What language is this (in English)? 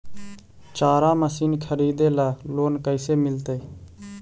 Magahi